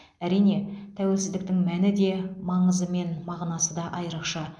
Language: Kazakh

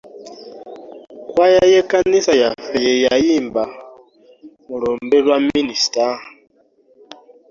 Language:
Ganda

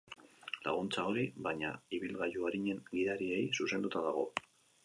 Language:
Basque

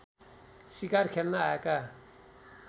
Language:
Nepali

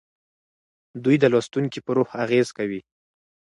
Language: Pashto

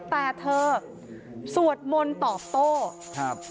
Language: Thai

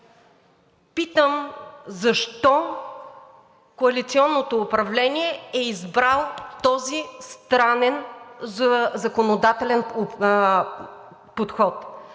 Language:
Bulgarian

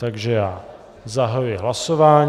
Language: Czech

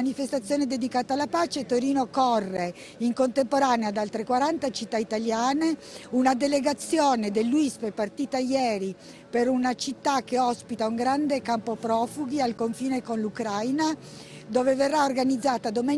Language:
Italian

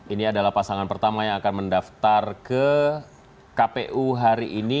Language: Indonesian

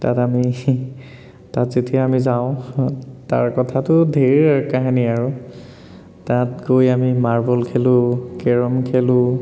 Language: Assamese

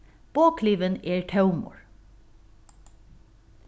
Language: Faroese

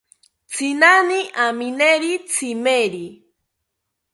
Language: South Ucayali Ashéninka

